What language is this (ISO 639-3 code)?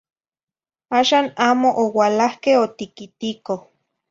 nhi